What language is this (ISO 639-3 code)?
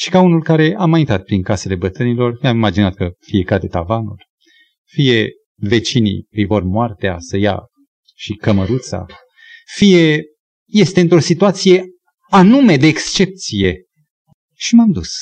ron